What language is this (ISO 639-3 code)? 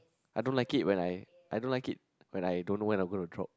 eng